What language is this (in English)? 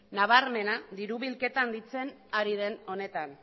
Basque